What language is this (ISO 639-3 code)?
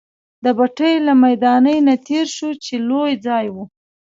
pus